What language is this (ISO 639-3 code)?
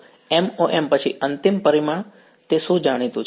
guj